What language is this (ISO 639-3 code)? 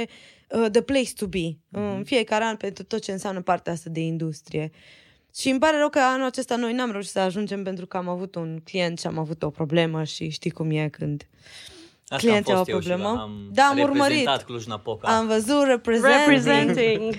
ron